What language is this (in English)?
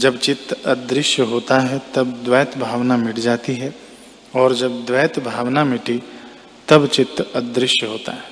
Hindi